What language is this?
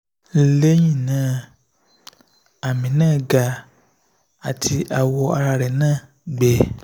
Yoruba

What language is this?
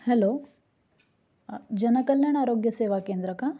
Marathi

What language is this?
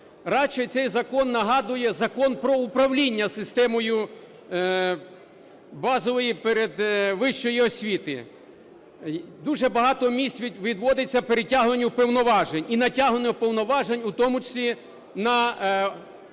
Ukrainian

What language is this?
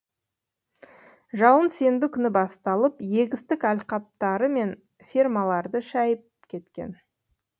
Kazakh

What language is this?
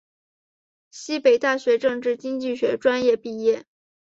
Chinese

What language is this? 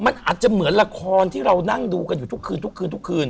Thai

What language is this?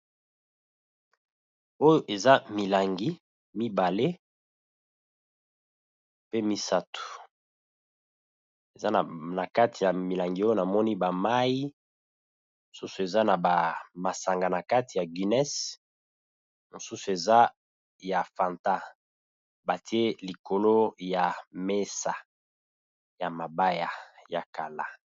Lingala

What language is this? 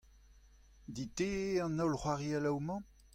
Breton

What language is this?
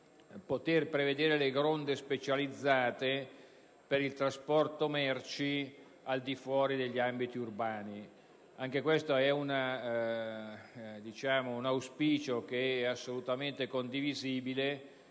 Italian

